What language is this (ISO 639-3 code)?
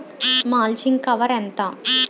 tel